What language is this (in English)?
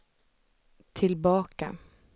Swedish